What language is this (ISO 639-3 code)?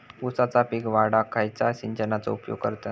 mar